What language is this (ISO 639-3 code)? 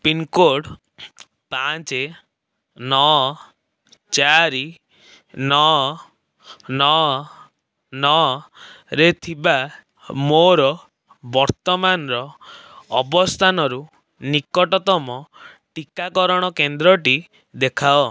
ori